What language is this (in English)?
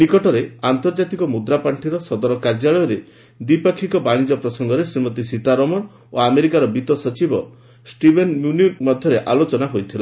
Odia